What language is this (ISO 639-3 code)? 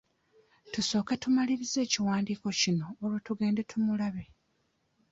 lug